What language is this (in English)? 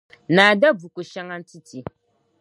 Dagbani